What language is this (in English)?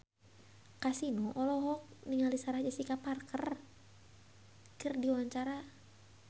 Sundanese